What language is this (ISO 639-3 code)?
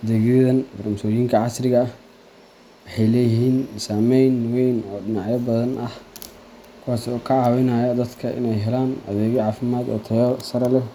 som